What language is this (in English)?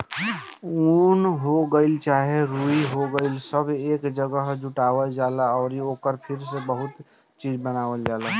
Bhojpuri